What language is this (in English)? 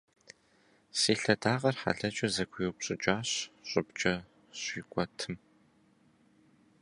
Kabardian